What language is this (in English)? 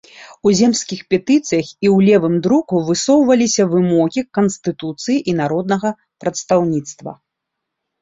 Belarusian